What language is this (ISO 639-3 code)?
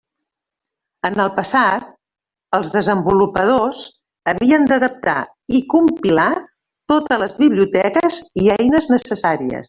cat